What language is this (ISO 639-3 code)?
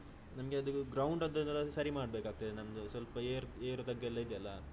kan